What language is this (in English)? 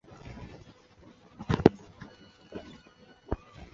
Chinese